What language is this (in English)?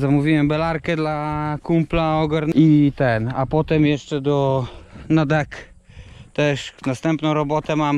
Polish